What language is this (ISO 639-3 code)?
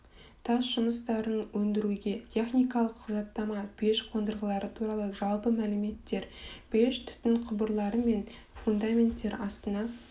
kaz